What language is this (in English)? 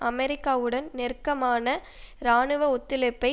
Tamil